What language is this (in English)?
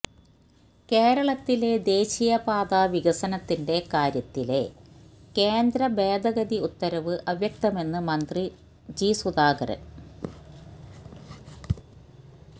Malayalam